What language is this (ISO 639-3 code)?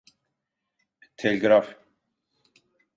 tur